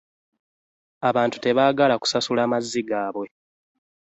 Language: Ganda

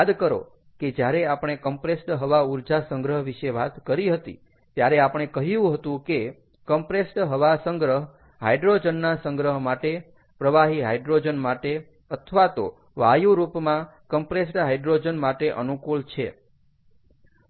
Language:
Gujarati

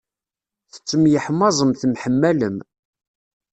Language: Kabyle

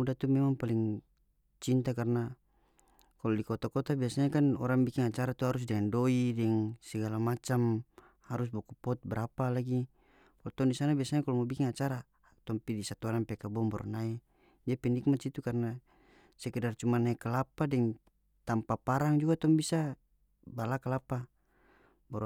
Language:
North Moluccan Malay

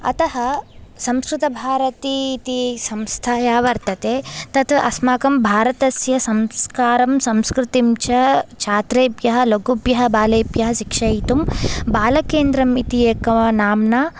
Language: Sanskrit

